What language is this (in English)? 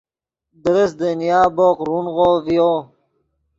Yidgha